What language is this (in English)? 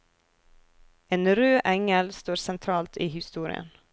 Norwegian